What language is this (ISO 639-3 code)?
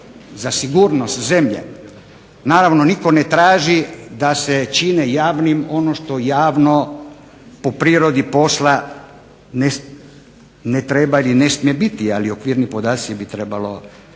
hrv